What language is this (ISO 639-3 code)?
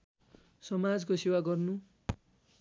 nep